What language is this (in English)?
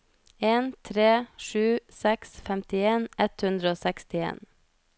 Norwegian